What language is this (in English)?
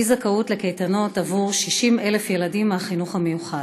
Hebrew